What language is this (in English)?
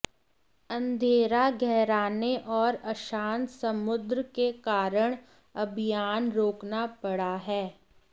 Hindi